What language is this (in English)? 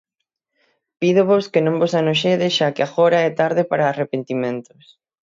Galician